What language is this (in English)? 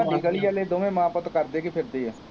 Punjabi